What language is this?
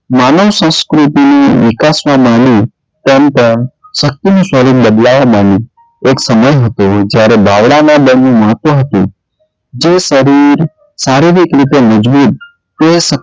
Gujarati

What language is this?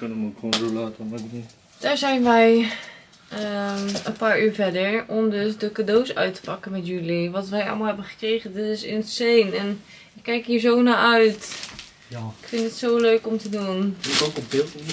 Dutch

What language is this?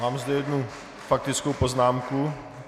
Czech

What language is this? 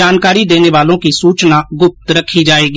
Hindi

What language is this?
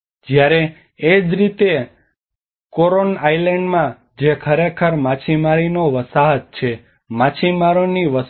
Gujarati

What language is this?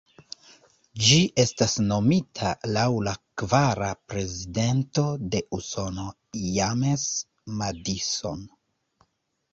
Esperanto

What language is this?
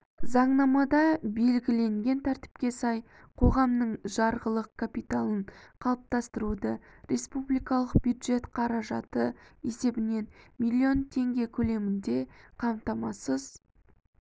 Kazakh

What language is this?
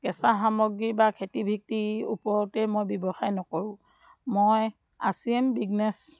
Assamese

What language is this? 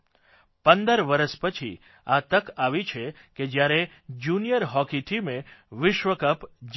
Gujarati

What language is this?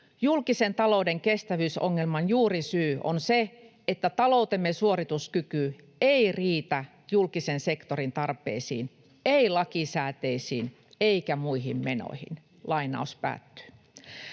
Finnish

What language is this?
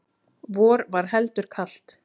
Icelandic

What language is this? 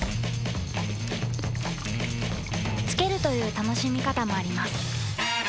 Japanese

